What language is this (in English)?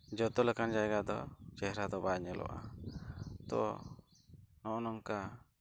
Santali